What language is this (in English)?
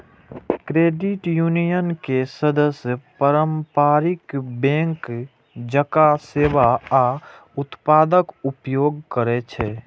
Maithili